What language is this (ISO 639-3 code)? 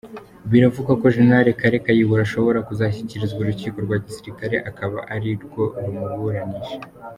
kin